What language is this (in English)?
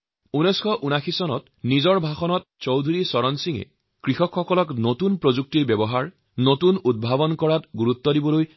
Assamese